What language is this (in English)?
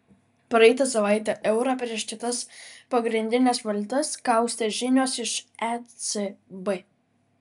Lithuanian